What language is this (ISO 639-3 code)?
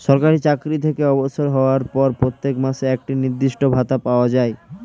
ben